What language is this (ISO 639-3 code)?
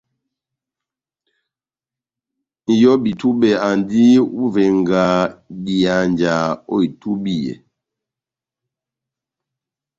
bnm